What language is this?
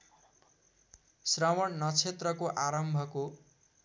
Nepali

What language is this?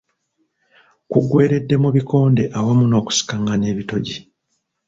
Ganda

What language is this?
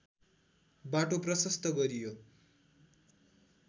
Nepali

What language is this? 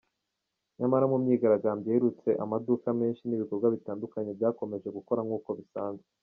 Kinyarwanda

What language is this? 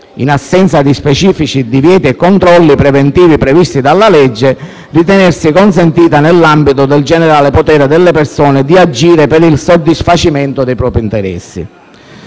Italian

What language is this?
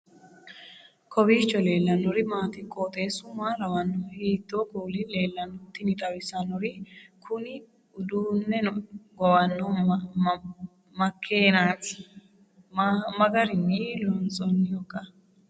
Sidamo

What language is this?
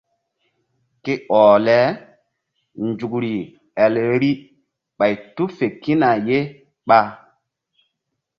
Mbum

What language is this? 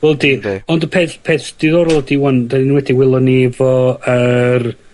Welsh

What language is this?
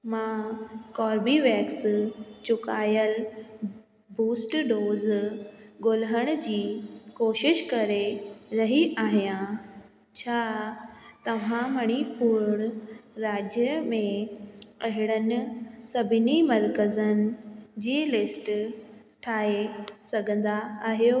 Sindhi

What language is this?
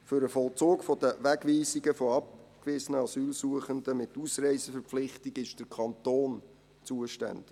Swiss German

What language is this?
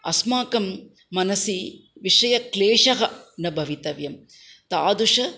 Sanskrit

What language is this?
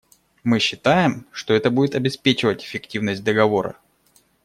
Russian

